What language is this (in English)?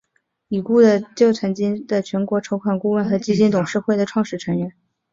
Chinese